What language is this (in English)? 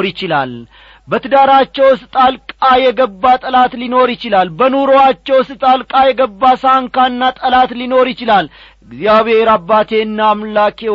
Amharic